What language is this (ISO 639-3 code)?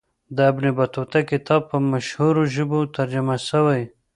pus